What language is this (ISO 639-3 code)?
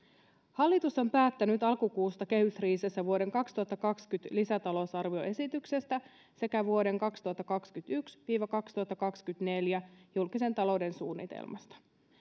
fin